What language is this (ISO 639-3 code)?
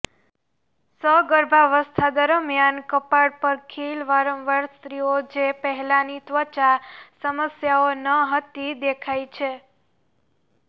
guj